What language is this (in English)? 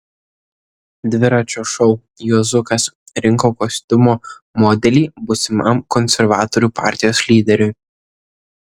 Lithuanian